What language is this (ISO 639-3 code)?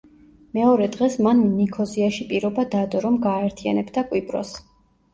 kat